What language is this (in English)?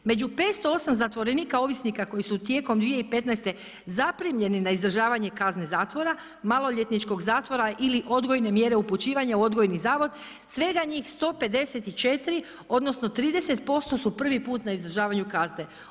Croatian